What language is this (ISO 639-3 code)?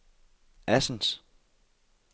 dan